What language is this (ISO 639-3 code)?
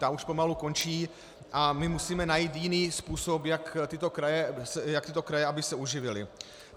ces